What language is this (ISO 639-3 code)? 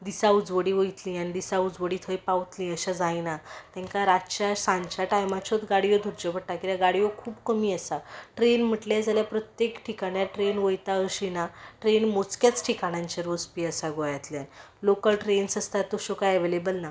kok